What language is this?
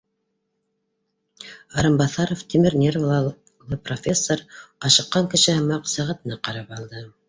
Bashkir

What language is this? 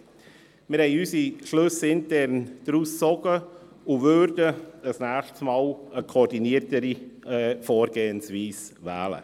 Swiss German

